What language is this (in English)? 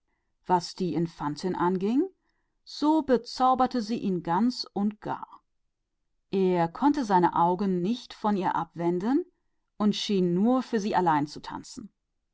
German